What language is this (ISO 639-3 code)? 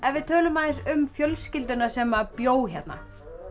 isl